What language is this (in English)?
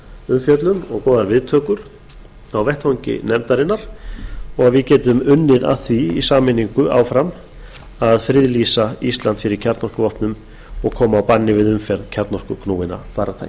Icelandic